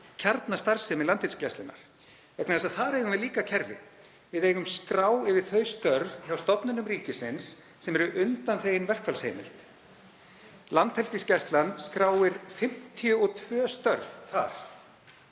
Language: Icelandic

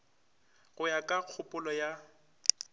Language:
Northern Sotho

